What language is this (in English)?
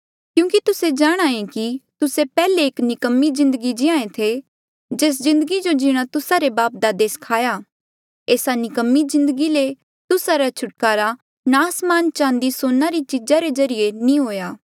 Mandeali